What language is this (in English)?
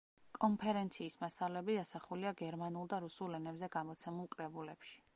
Georgian